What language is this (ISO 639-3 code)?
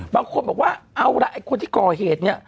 tha